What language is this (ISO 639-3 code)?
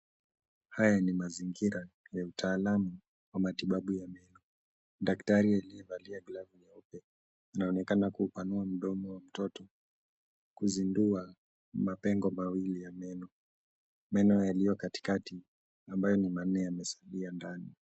swa